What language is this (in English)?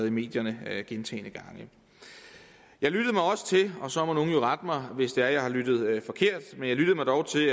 Danish